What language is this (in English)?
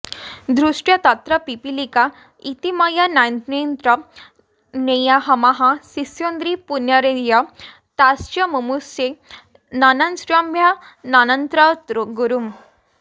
Sanskrit